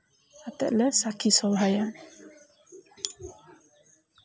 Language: Santali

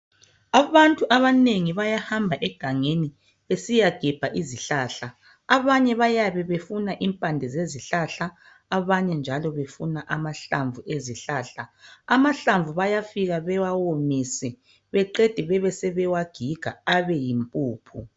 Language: North Ndebele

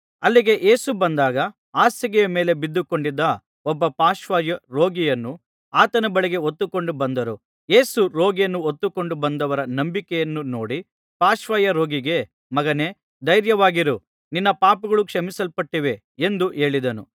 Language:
Kannada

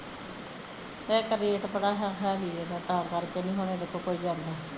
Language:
Punjabi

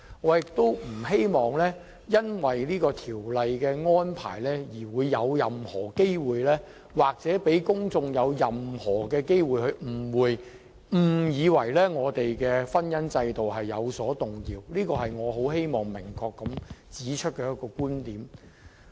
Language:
Cantonese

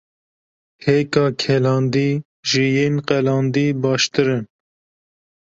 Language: Kurdish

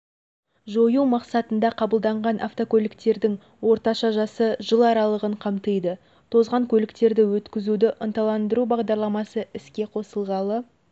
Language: Kazakh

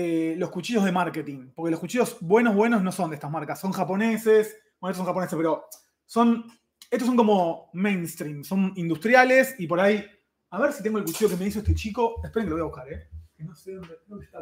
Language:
Spanish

